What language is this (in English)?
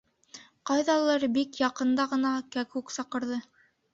Bashkir